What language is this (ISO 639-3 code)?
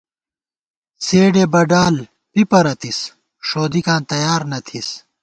gwt